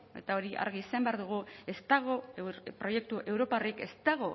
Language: Basque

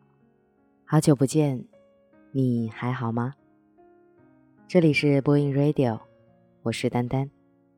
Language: Chinese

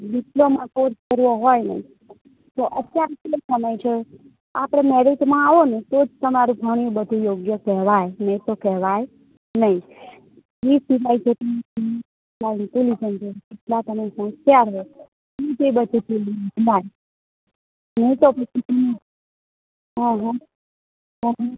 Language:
Gujarati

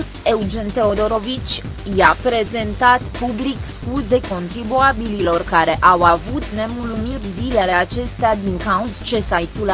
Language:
Romanian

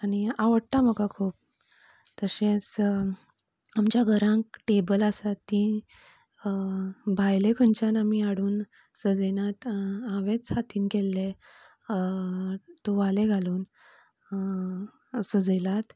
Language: Konkani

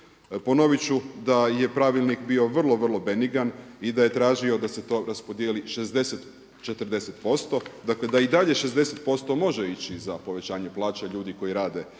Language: Croatian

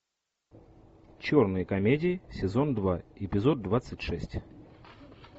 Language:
Russian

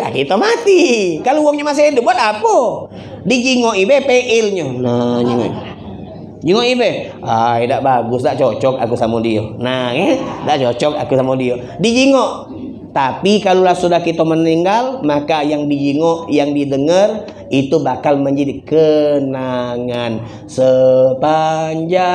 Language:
Indonesian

